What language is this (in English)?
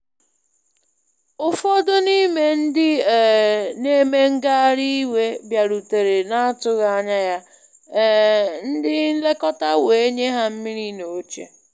Igbo